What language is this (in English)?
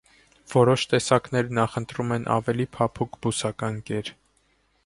Armenian